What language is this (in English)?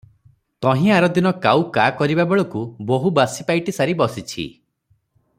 Odia